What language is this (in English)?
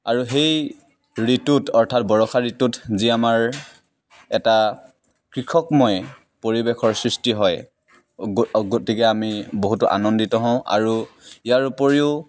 Assamese